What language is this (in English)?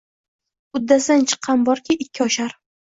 Uzbek